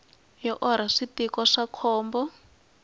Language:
Tsonga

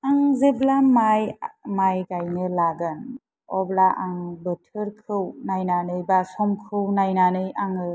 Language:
Bodo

